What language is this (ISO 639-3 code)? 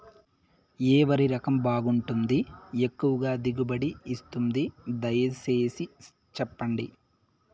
tel